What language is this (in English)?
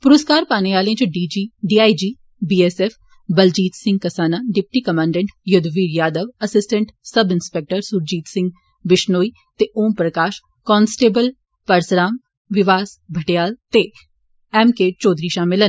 Dogri